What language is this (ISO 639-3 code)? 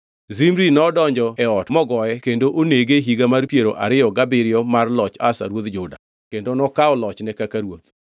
luo